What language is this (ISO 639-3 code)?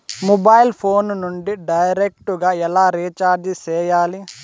tel